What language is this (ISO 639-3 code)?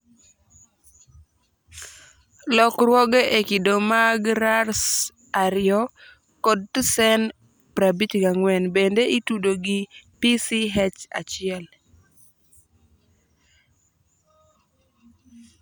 luo